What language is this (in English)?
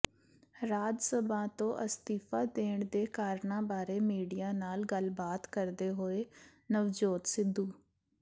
Punjabi